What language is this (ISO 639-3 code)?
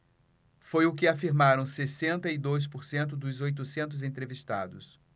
por